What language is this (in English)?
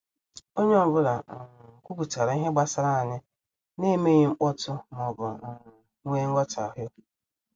Igbo